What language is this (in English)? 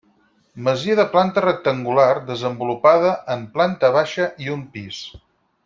Catalan